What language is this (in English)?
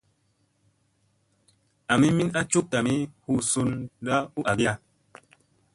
Musey